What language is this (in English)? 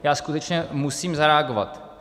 Czech